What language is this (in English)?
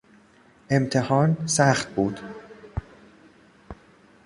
Persian